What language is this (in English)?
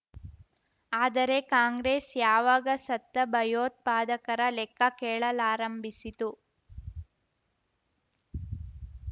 Kannada